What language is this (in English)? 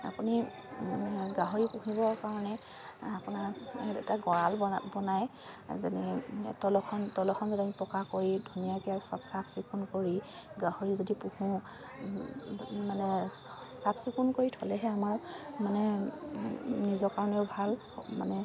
Assamese